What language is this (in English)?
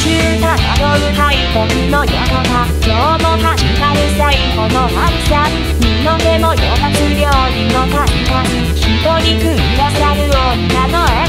Japanese